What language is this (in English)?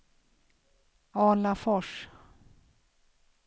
Swedish